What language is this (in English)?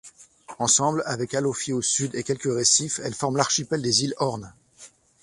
French